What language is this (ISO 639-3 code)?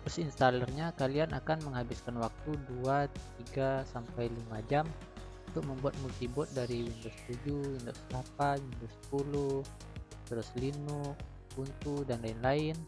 ind